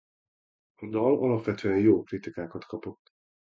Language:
Hungarian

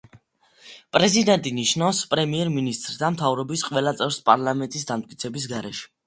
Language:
Georgian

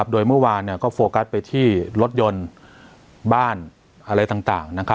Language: Thai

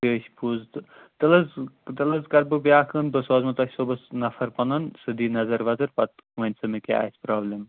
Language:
Kashmiri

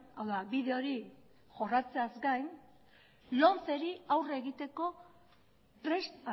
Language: Basque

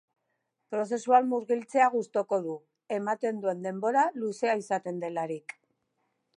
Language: Basque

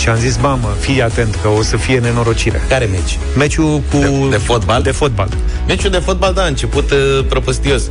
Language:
Romanian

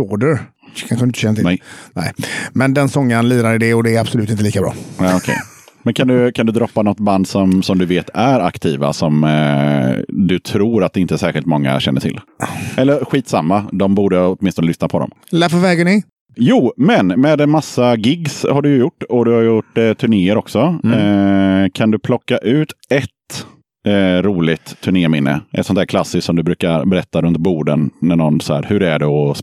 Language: Swedish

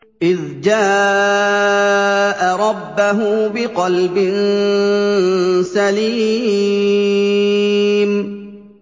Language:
Arabic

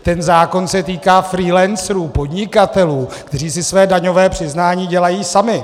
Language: Czech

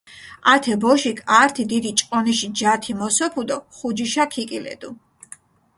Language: Mingrelian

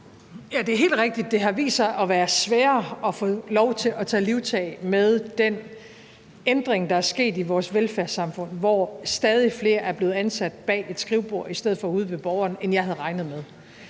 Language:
Danish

